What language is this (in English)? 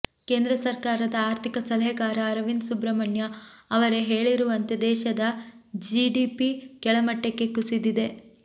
Kannada